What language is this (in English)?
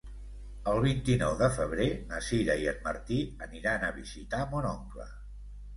Catalan